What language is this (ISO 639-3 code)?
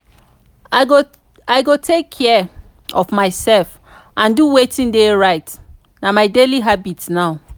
pcm